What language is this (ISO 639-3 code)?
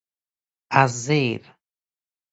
fas